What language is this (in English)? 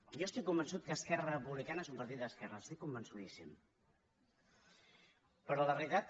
Catalan